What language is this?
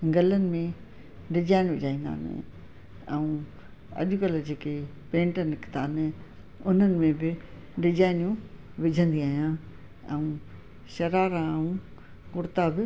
Sindhi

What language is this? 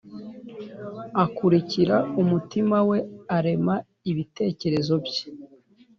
Kinyarwanda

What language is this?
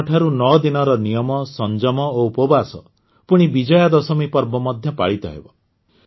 Odia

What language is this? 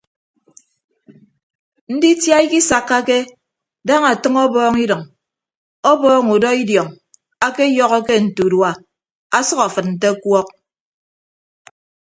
Ibibio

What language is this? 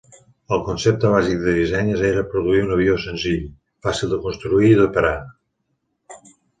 Catalan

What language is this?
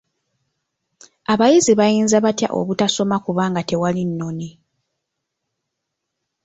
Ganda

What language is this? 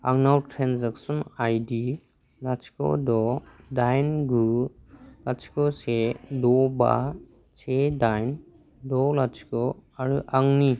Bodo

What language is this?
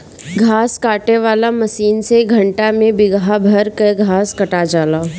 Bhojpuri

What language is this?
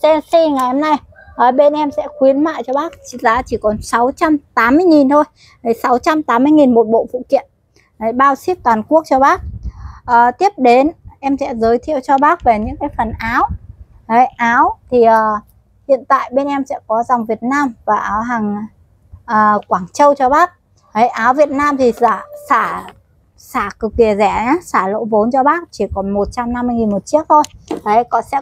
Vietnamese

